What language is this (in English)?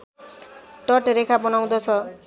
Nepali